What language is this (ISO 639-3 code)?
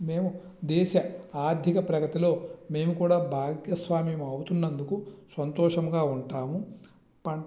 tel